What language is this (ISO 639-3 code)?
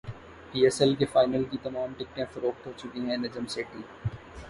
urd